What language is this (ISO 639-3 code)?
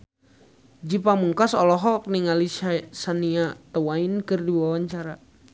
sun